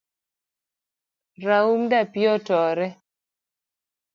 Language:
Luo (Kenya and Tanzania)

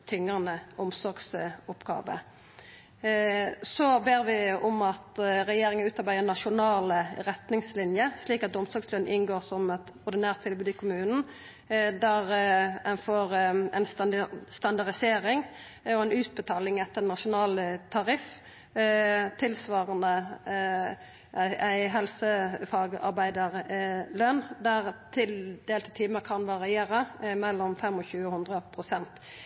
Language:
Norwegian Nynorsk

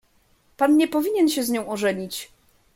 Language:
Polish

